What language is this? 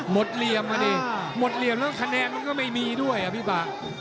Thai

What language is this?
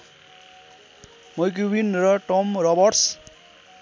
Nepali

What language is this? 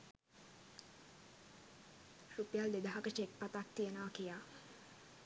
Sinhala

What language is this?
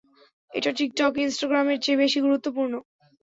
Bangla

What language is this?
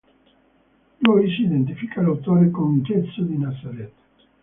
Italian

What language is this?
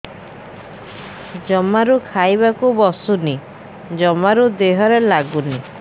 Odia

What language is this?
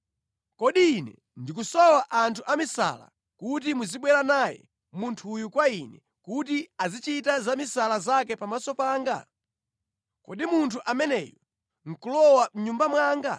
Nyanja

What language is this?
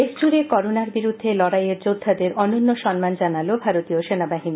Bangla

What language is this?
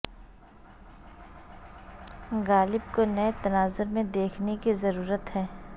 Urdu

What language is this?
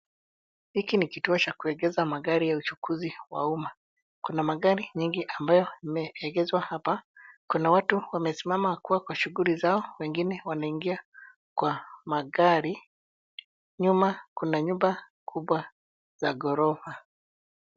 Swahili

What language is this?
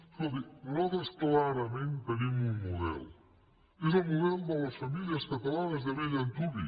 Catalan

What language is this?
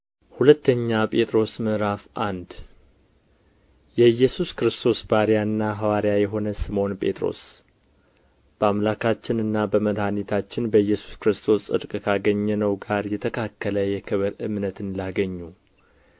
Amharic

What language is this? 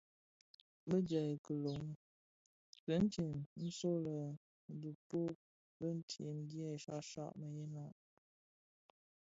Bafia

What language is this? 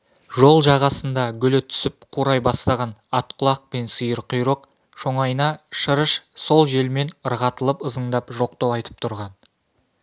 Kazakh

